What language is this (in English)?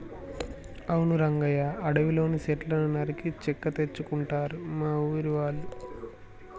Telugu